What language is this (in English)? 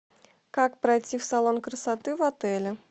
Russian